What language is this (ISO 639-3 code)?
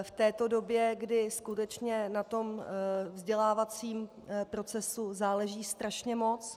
ces